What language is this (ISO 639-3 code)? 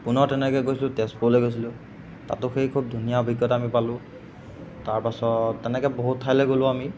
asm